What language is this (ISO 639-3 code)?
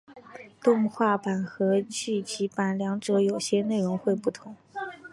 zho